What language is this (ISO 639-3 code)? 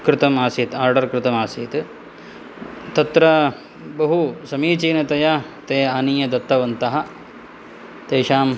san